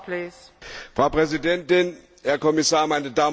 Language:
German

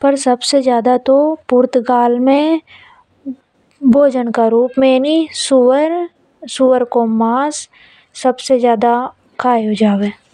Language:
Hadothi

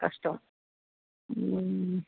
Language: Sanskrit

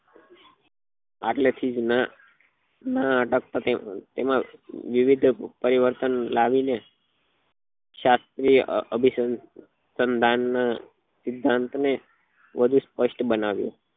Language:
Gujarati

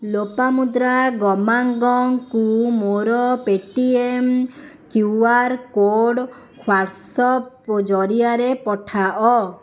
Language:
Odia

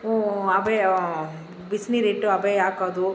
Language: Kannada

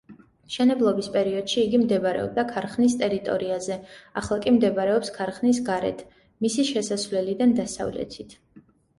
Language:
Georgian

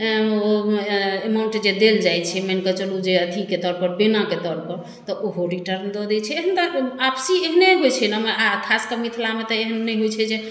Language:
Maithili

